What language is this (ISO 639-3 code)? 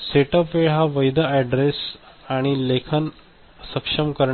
mar